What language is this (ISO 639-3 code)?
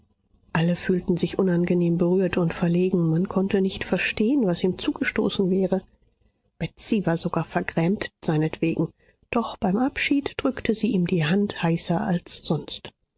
deu